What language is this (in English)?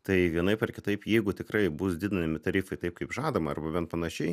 Lithuanian